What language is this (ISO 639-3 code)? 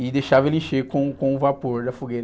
por